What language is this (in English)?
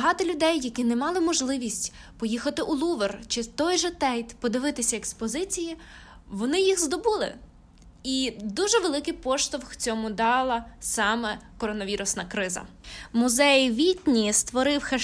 Ukrainian